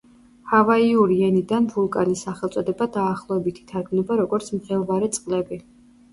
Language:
Georgian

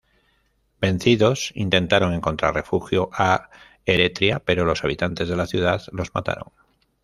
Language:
Spanish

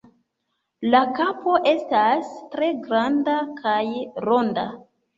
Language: Esperanto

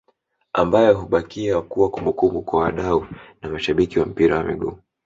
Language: Swahili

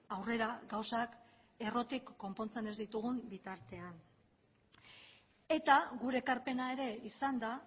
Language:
Basque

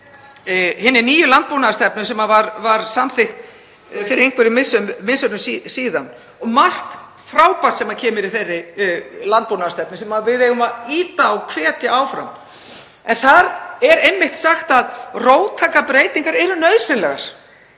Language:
Icelandic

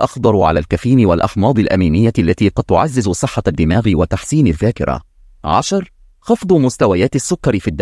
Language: Arabic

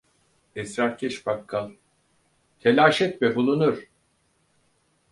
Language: Turkish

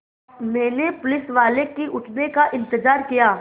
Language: Hindi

